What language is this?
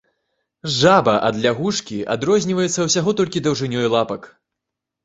Belarusian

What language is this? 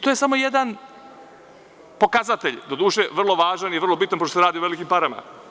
Serbian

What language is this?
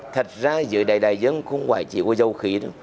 Vietnamese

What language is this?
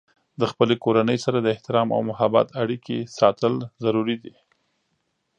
Pashto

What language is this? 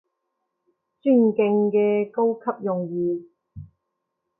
Cantonese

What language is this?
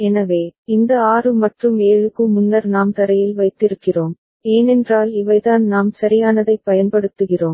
Tamil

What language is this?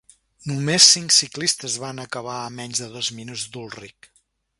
Catalan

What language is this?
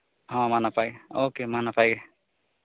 Santali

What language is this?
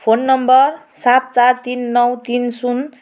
Nepali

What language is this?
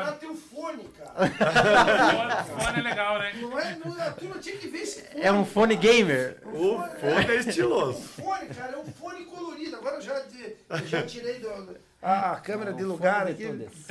Portuguese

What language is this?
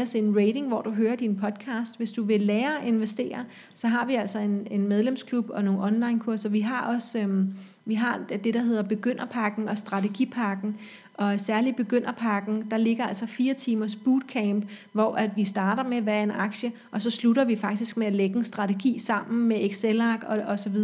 Danish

